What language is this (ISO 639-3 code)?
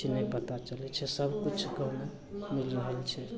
mai